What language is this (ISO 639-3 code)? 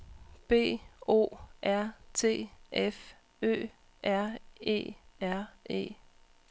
dan